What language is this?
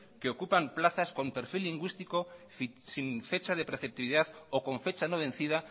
Spanish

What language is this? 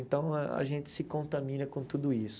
Portuguese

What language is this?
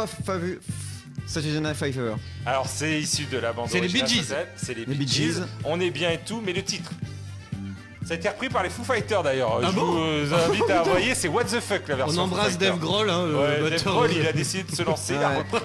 French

